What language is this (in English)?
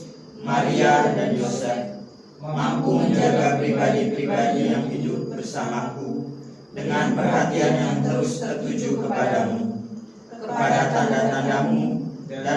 Indonesian